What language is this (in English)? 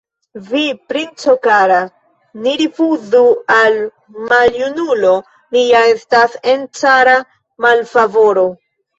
Esperanto